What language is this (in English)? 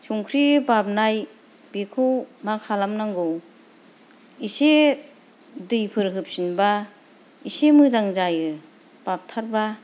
Bodo